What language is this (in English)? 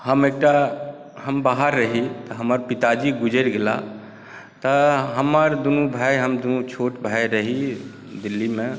Maithili